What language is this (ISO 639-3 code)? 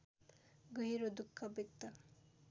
nep